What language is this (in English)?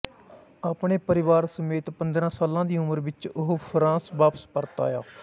Punjabi